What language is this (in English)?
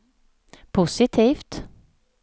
Swedish